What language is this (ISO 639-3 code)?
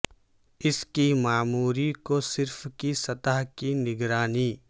urd